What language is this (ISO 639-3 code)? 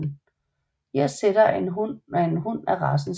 dan